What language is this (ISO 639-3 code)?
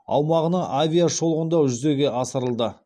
kaz